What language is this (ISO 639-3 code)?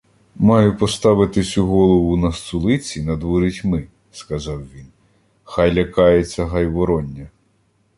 ukr